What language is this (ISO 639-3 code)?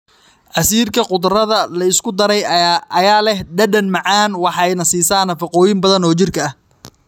som